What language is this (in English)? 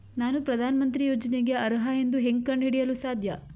Kannada